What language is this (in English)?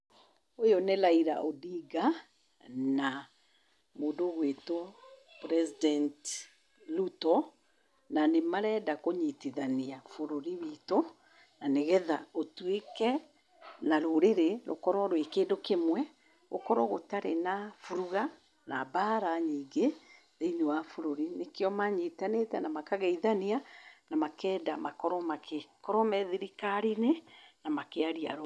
Kikuyu